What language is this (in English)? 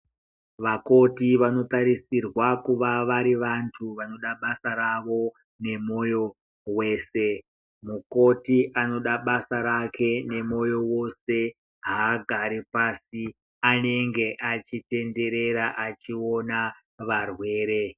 Ndau